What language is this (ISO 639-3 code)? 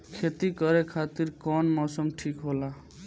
bho